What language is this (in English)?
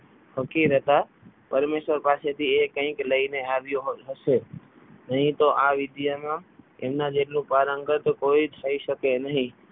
Gujarati